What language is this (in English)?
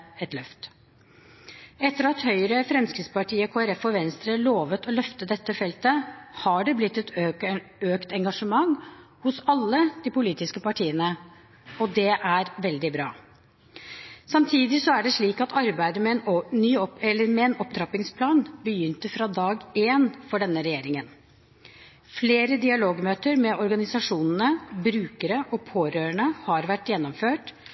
Norwegian Bokmål